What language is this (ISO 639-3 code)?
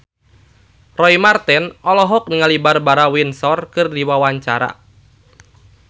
sun